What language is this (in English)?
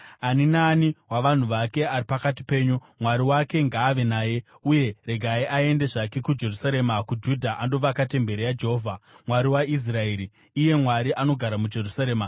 Shona